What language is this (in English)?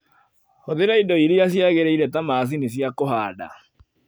Kikuyu